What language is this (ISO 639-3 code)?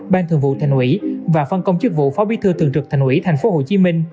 vie